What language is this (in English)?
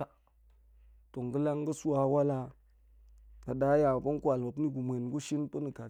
Goemai